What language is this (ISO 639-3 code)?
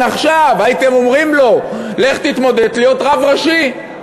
heb